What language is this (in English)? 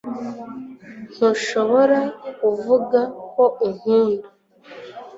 Kinyarwanda